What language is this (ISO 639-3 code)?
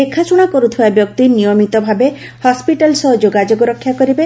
ori